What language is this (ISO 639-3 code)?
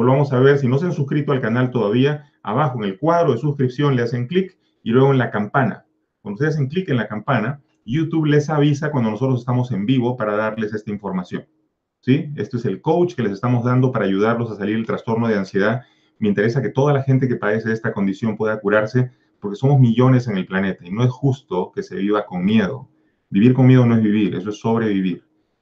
spa